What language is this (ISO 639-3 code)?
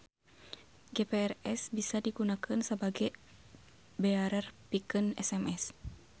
sun